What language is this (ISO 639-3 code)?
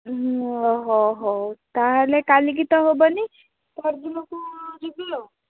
ori